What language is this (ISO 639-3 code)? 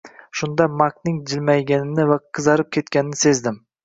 uzb